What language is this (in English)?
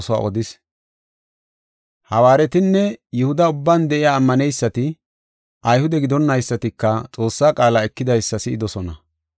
Gofa